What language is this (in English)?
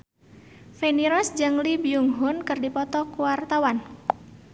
Sundanese